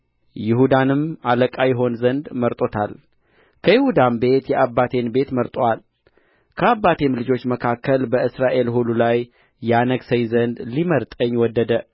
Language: Amharic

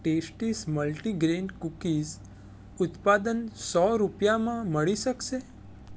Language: Gujarati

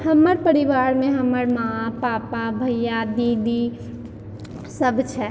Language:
Maithili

